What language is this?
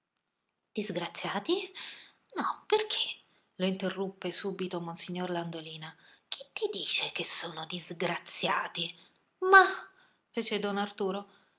Italian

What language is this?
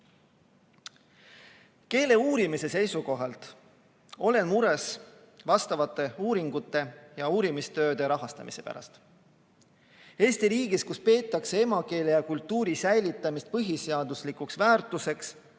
Estonian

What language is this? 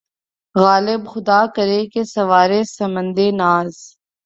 Urdu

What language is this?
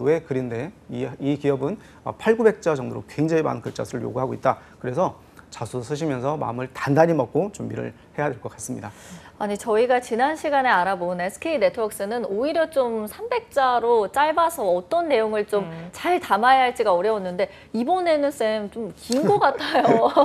Korean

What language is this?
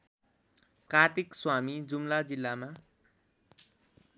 Nepali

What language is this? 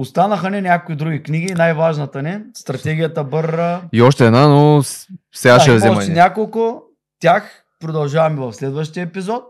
Bulgarian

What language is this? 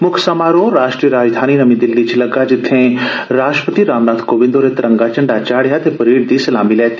Dogri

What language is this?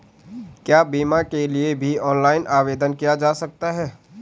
Hindi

